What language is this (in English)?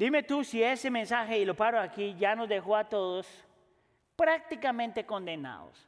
Spanish